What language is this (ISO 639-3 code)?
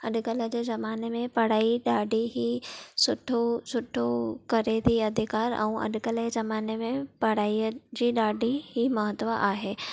snd